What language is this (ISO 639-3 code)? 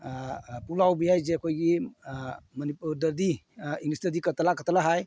mni